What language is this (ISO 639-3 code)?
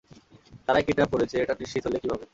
ben